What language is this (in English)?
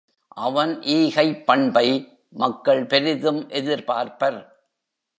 Tamil